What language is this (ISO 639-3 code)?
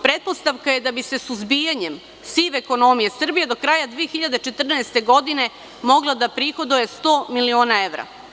srp